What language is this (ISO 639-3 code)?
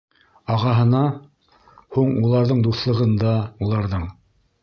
bak